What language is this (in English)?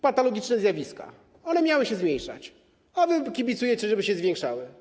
Polish